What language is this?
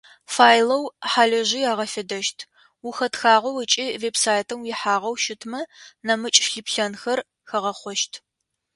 Adyghe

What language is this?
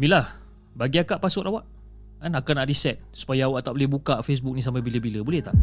Malay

